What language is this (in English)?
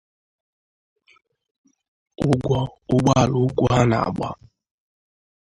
Igbo